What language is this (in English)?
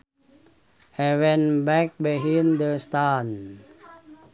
Sundanese